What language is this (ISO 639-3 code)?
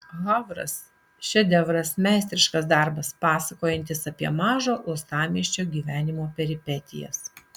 lit